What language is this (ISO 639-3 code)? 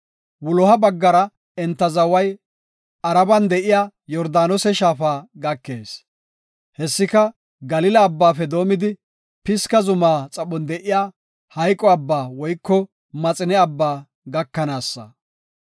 gof